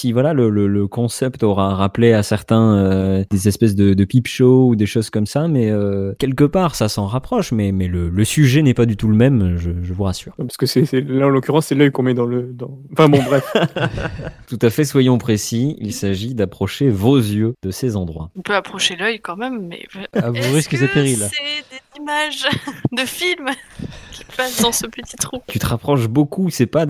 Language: French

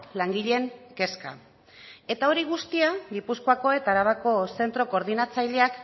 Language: Basque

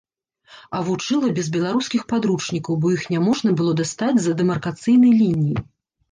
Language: Belarusian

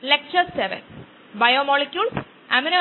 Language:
Malayalam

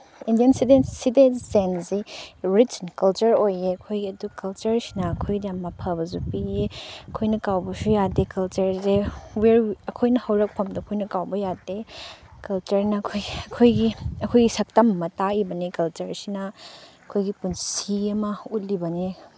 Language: Manipuri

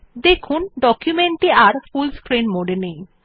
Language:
Bangla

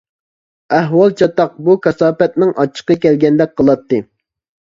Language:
Uyghur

